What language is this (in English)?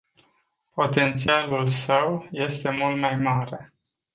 Romanian